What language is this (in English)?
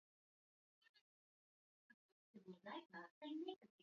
Swahili